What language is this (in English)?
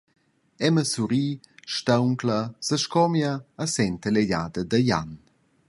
Romansh